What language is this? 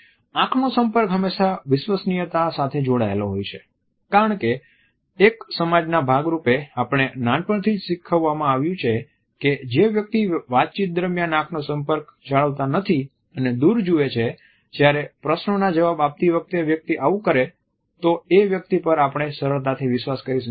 Gujarati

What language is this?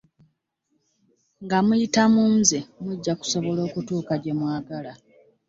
Ganda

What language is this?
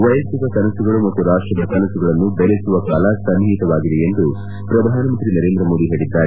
Kannada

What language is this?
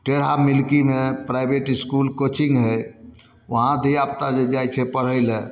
Maithili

